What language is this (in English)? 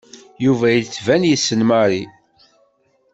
Kabyle